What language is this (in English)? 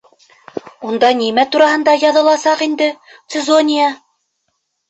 Bashkir